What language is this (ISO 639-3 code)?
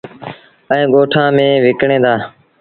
sbn